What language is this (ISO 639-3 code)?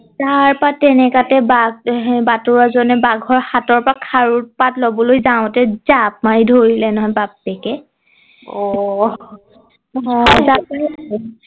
asm